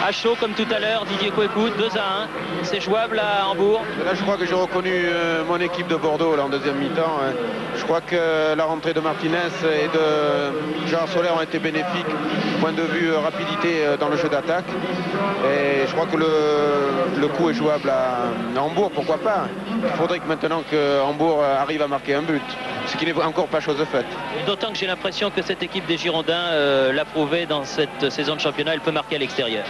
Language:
French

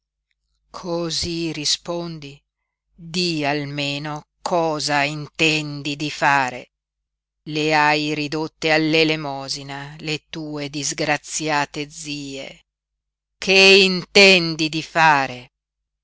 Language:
Italian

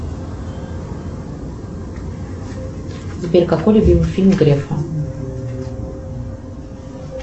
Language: Russian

